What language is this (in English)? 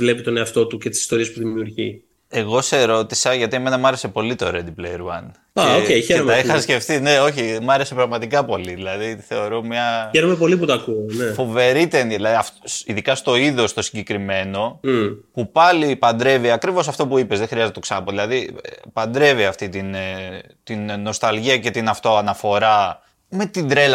Greek